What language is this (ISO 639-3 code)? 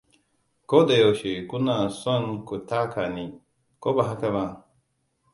hau